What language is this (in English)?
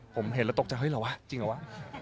Thai